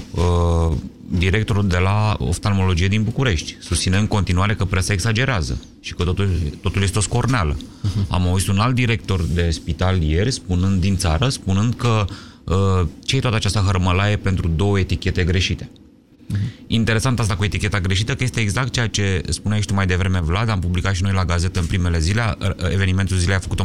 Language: Romanian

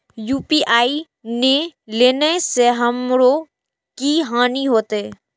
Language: Maithili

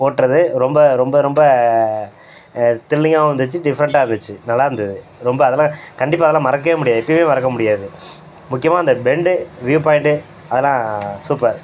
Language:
Tamil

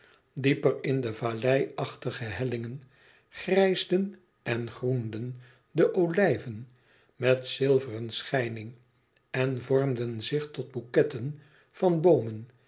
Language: Dutch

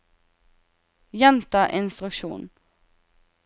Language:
Norwegian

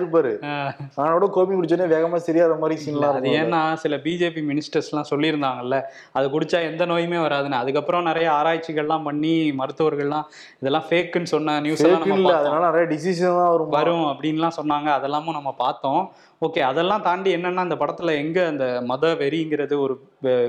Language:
Tamil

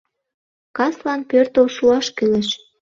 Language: Mari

